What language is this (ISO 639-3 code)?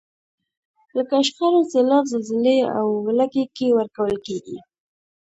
pus